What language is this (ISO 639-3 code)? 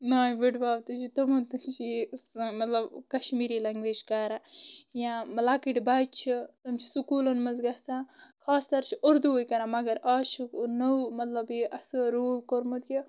kas